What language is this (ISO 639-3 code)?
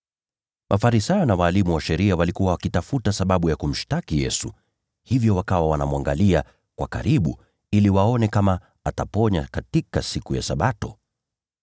swa